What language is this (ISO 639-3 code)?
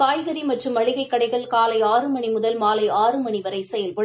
tam